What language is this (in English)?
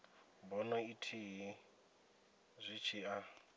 Venda